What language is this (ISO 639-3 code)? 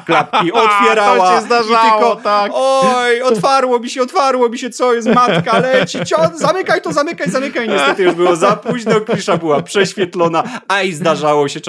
pol